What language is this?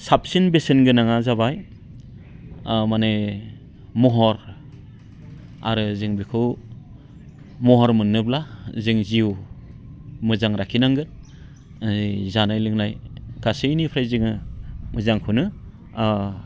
Bodo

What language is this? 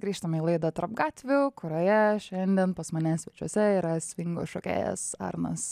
Lithuanian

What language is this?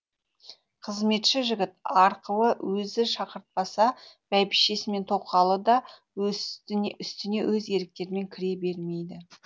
Kazakh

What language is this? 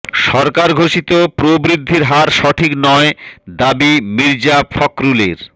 Bangla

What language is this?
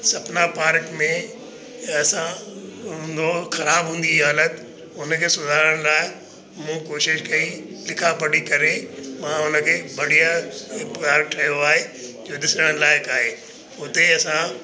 Sindhi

